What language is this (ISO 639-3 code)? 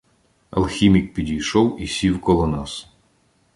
ukr